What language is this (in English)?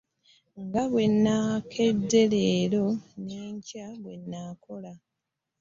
Ganda